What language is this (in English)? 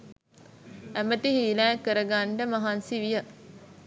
Sinhala